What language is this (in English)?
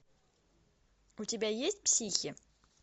Russian